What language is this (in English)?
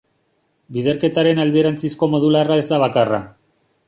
Basque